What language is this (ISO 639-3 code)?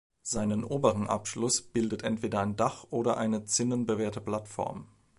deu